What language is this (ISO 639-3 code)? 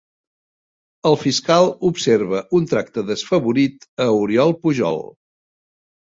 cat